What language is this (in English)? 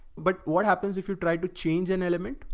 English